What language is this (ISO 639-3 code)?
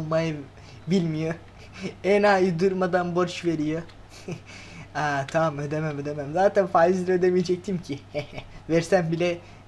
tur